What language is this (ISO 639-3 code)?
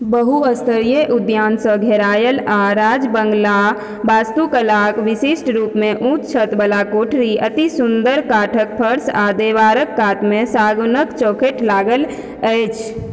mai